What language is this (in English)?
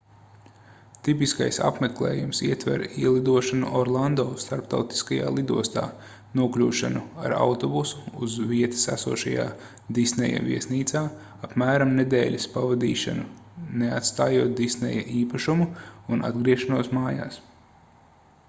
Latvian